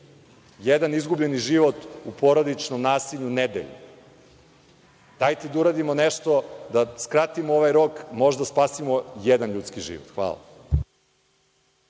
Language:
Serbian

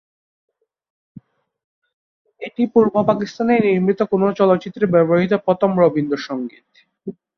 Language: Bangla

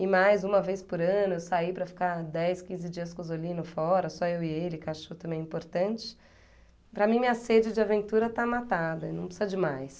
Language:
Portuguese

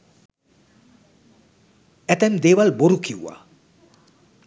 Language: Sinhala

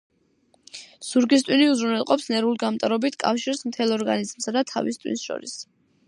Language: Georgian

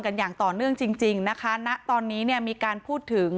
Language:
Thai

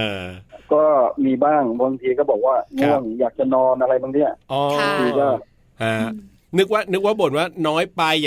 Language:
Thai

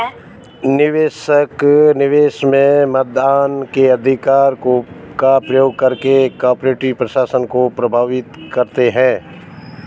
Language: Hindi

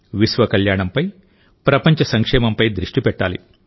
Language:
Telugu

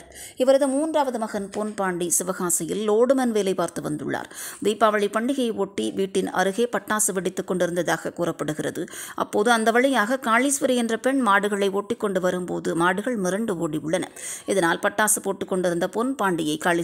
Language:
Japanese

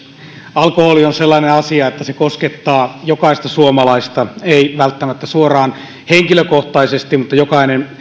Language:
Finnish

